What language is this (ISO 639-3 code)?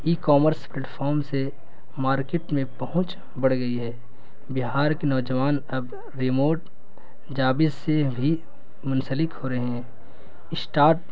urd